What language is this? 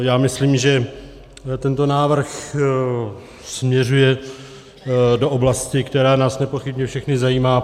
Czech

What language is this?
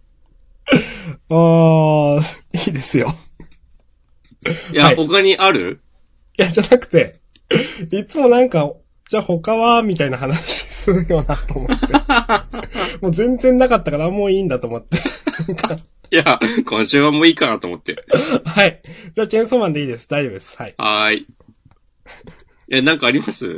Japanese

